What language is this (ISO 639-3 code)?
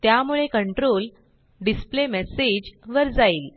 mar